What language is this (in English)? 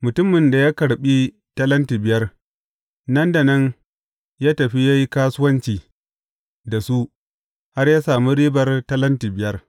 Hausa